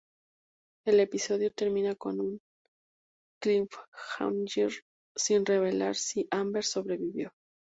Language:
Spanish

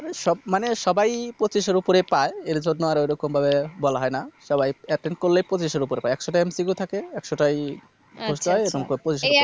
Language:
Bangla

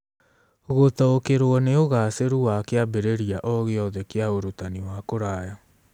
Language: Kikuyu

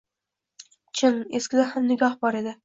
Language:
Uzbek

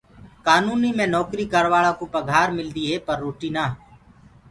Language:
Gurgula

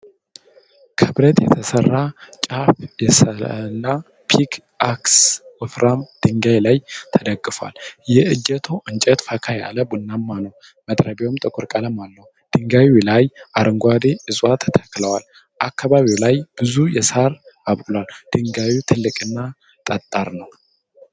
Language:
Amharic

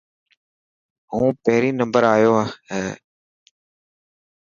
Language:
Dhatki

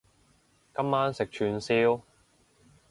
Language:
Cantonese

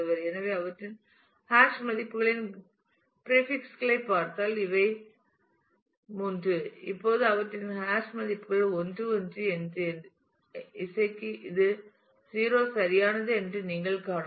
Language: Tamil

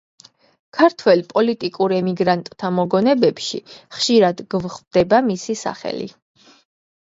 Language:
Georgian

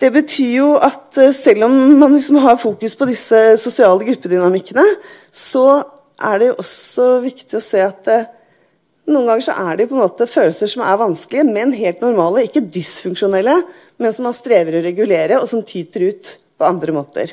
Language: Norwegian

